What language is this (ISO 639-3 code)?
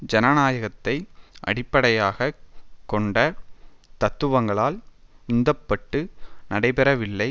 tam